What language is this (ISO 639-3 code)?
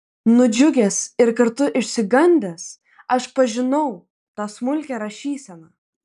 lit